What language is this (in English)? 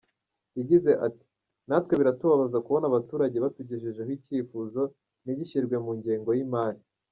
Kinyarwanda